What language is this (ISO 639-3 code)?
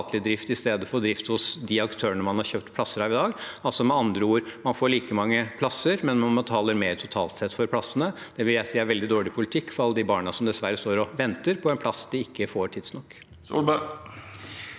nor